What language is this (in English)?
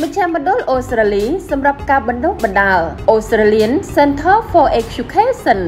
Thai